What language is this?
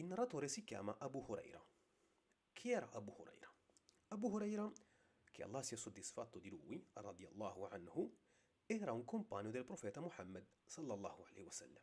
Italian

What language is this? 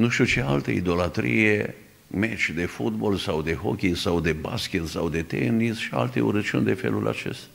Romanian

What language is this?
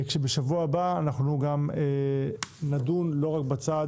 Hebrew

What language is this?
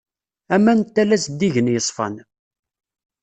Kabyle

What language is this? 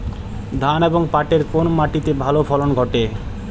Bangla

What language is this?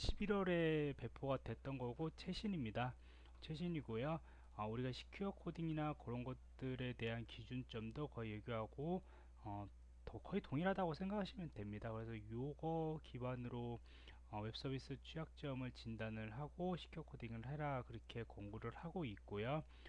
Korean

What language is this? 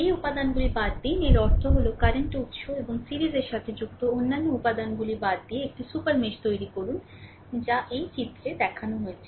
Bangla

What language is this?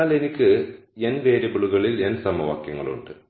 Malayalam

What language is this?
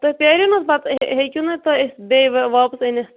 Kashmiri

